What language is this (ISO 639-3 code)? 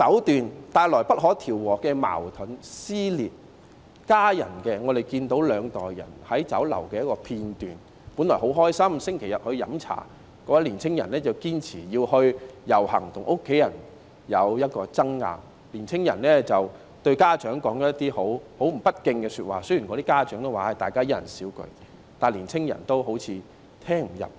yue